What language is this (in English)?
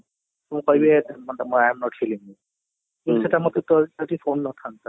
Odia